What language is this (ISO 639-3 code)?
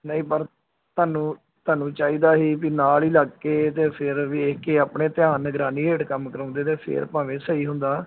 pan